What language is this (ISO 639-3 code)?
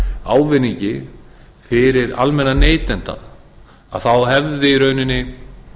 isl